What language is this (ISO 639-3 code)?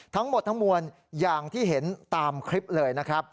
tha